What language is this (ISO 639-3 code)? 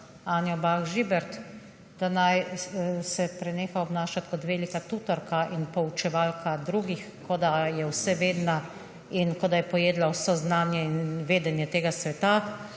slv